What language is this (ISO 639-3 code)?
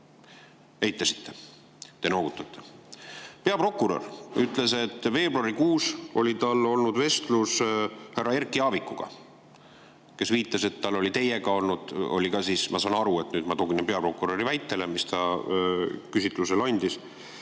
est